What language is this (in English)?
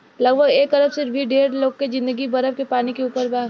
Bhojpuri